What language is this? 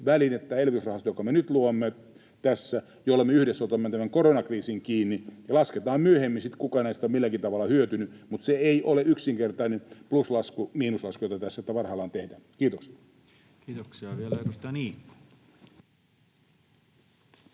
Finnish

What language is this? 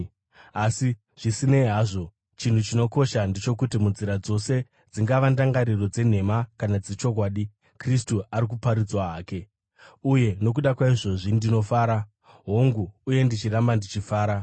Shona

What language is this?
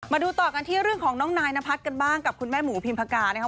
Thai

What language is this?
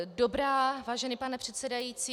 Czech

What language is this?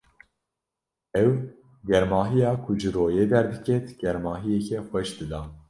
Kurdish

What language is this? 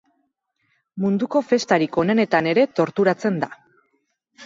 Basque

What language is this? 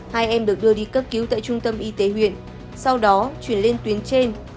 Vietnamese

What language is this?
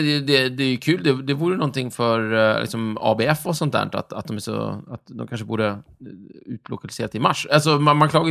Swedish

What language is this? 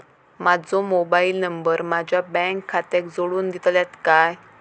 Marathi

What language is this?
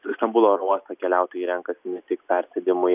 Lithuanian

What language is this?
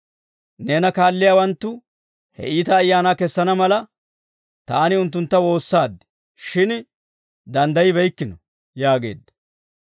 Dawro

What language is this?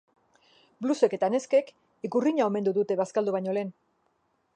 Basque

